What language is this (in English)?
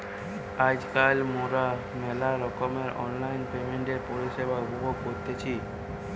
Bangla